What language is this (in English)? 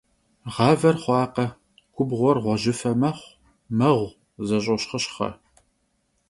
Kabardian